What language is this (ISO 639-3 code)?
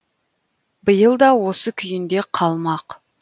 kaz